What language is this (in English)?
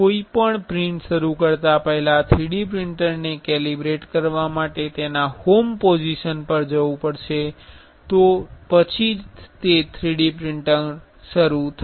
Gujarati